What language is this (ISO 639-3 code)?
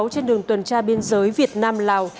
vie